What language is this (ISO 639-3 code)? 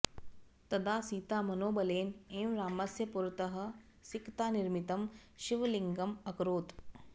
san